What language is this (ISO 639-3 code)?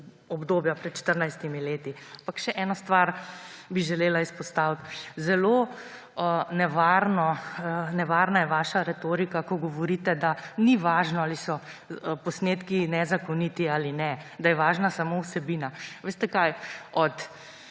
slv